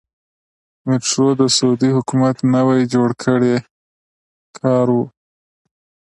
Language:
Pashto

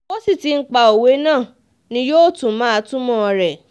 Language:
Yoruba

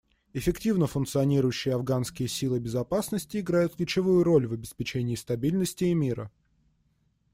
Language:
Russian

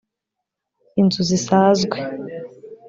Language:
Kinyarwanda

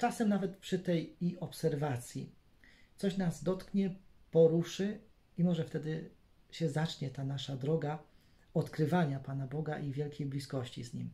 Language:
Polish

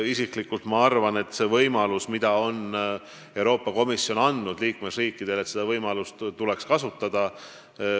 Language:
Estonian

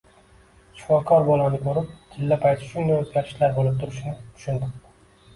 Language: Uzbek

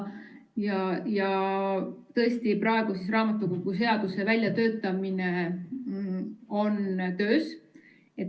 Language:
Estonian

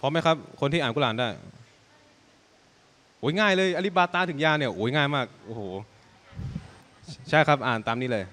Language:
Thai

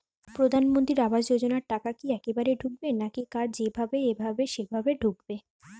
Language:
Bangla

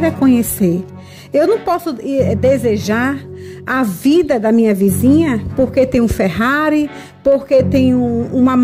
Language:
Portuguese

